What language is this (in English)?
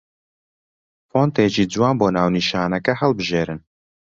Central Kurdish